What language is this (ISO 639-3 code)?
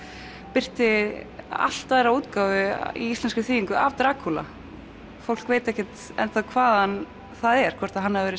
isl